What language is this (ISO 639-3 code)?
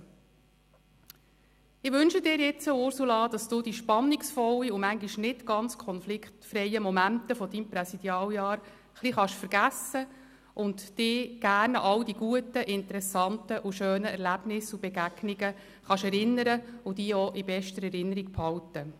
gsw